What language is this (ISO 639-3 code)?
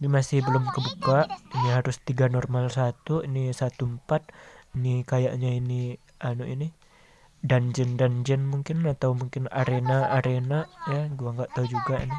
ind